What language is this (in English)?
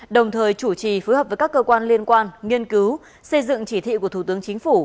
Vietnamese